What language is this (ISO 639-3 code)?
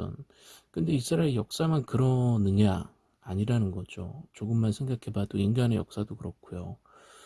kor